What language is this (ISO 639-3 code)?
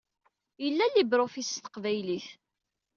kab